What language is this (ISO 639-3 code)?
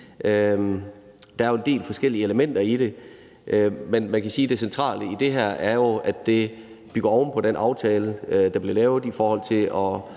dan